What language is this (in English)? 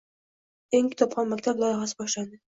Uzbek